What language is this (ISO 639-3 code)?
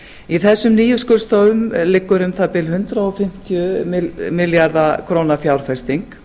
isl